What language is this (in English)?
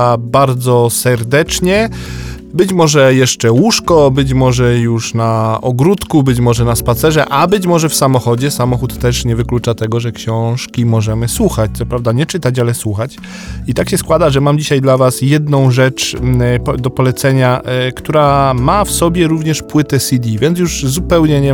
Polish